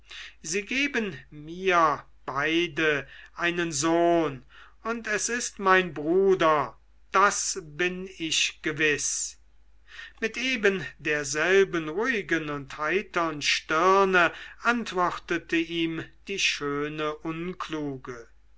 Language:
German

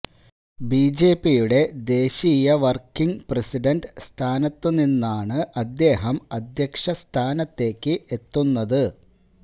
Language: Malayalam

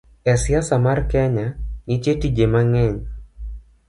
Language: Luo (Kenya and Tanzania)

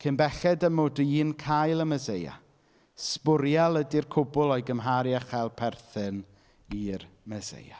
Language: Welsh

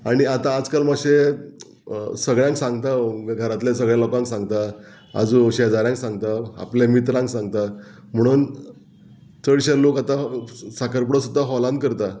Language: Konkani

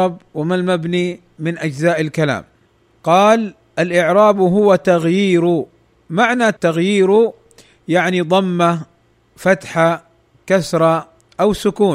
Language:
Arabic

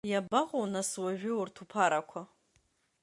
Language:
Abkhazian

